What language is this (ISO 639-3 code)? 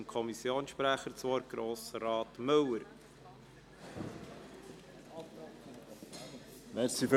gsw